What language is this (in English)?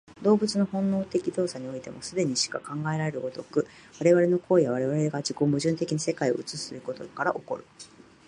Japanese